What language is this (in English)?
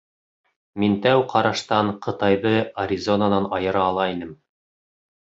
Bashkir